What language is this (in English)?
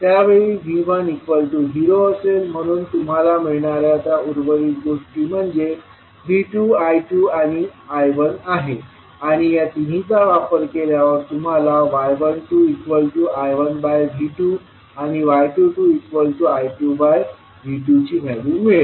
Marathi